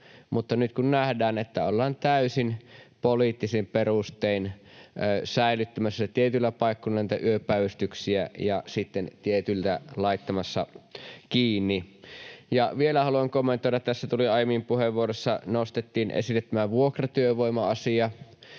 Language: Finnish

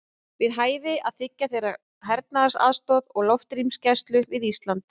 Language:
Icelandic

